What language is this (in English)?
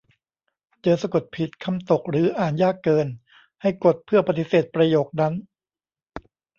Thai